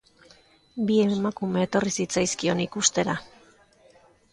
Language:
Basque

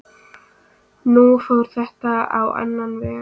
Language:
Icelandic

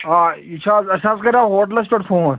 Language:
Kashmiri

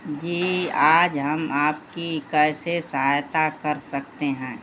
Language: Hindi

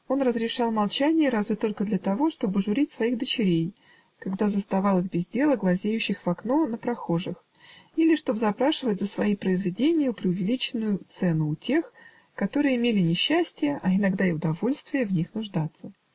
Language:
Russian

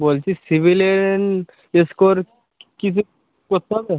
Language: Bangla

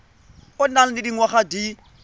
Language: Tswana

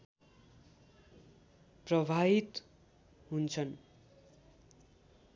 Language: Nepali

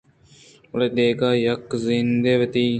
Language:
Eastern Balochi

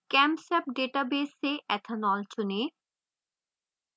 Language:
Hindi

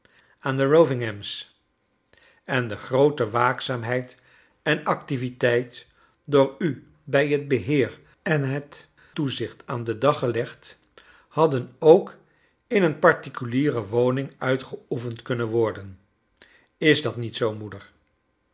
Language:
Dutch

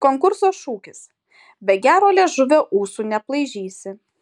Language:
Lithuanian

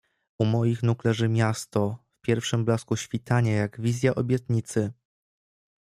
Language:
Polish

